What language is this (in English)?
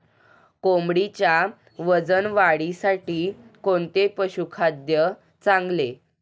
Marathi